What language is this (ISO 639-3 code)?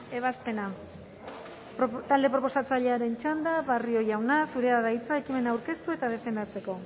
eus